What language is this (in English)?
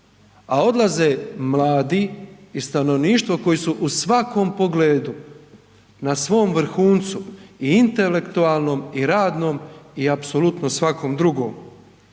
Croatian